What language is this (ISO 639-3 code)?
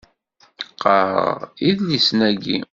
kab